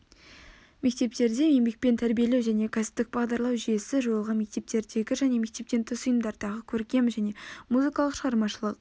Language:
Kazakh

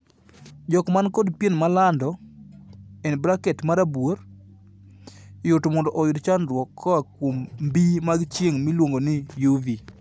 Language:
Luo (Kenya and Tanzania)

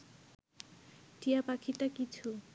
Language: Bangla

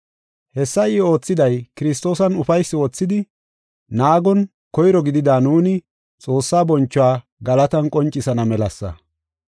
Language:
Gofa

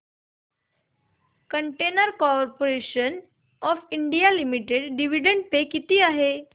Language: Marathi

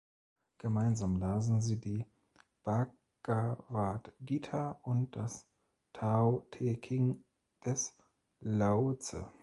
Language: German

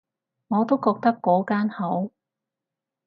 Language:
Cantonese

